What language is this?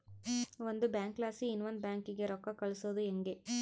Kannada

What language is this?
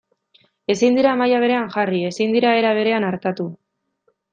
Basque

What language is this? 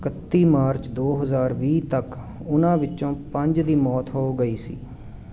Punjabi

